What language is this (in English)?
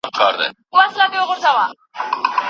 Pashto